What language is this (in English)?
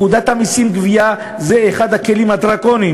Hebrew